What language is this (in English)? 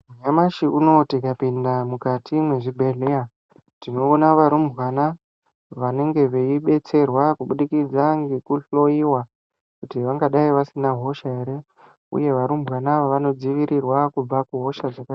Ndau